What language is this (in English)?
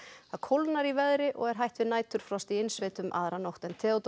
Icelandic